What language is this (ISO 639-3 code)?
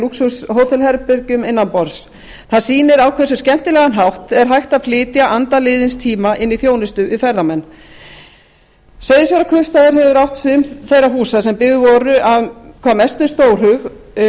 isl